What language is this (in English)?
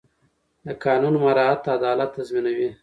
Pashto